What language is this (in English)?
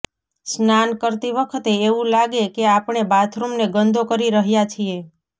Gujarati